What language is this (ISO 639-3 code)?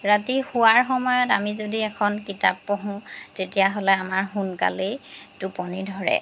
asm